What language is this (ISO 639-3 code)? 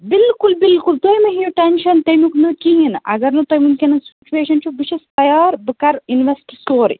kas